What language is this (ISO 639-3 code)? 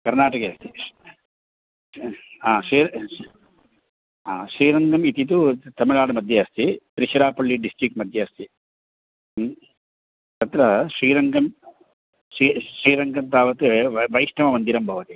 san